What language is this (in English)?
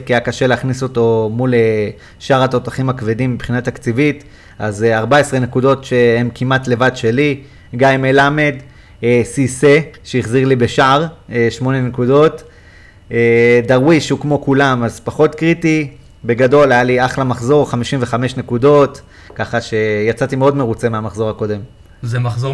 Hebrew